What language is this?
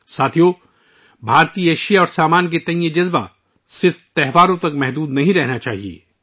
Urdu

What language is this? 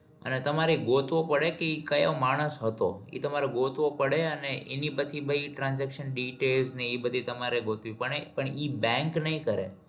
Gujarati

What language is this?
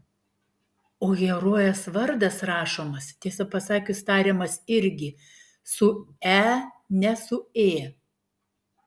Lithuanian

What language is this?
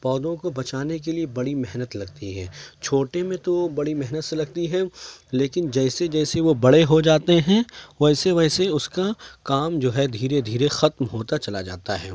Urdu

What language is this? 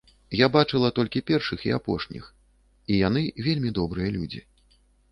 Belarusian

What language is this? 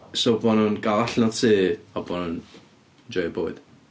Welsh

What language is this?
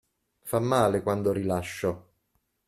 Italian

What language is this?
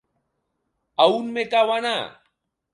Occitan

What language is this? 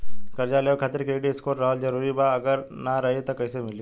Bhojpuri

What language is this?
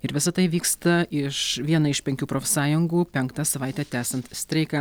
Lithuanian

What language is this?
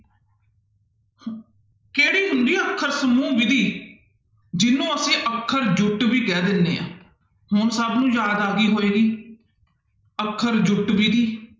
Punjabi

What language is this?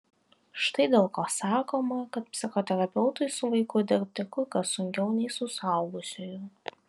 Lithuanian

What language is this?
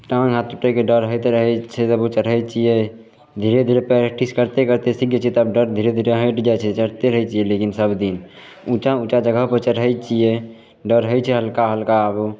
Maithili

